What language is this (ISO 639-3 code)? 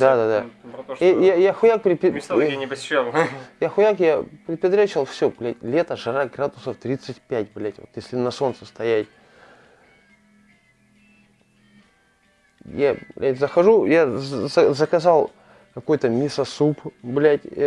rus